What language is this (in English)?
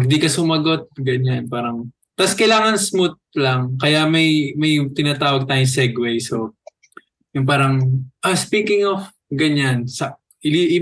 Filipino